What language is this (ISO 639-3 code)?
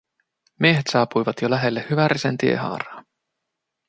fin